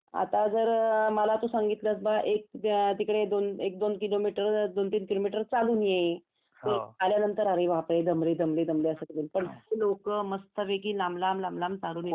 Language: Marathi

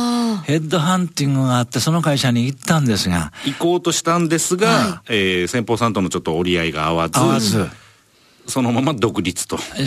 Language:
Japanese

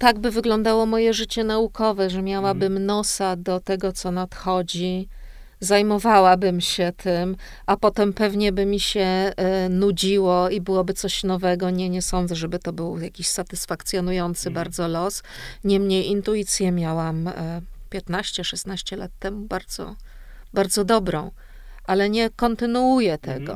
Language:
Polish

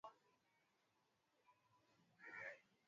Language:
Swahili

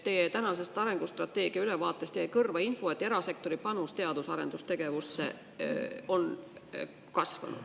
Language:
Estonian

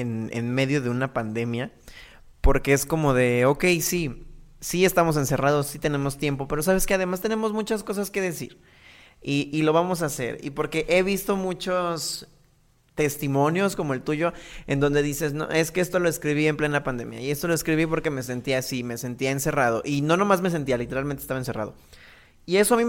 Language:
Spanish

